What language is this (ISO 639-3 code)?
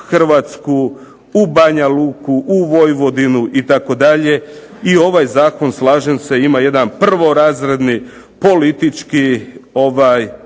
hrv